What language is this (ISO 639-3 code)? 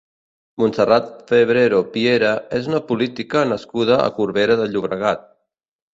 cat